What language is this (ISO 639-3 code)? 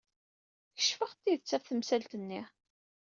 kab